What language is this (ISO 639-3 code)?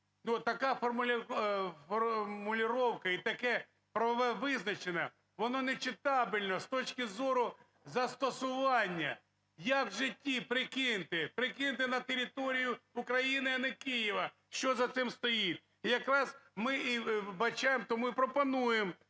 ukr